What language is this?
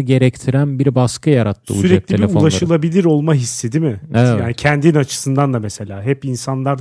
Turkish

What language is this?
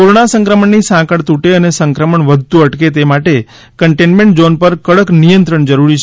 Gujarati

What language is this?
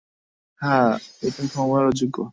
Bangla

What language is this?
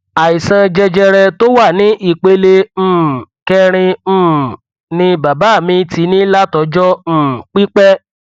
Yoruba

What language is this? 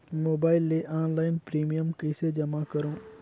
Chhattisgarhi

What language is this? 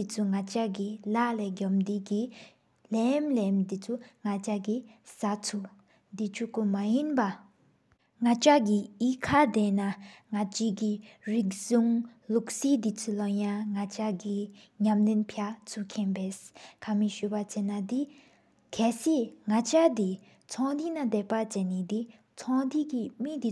Sikkimese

